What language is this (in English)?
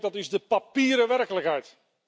Dutch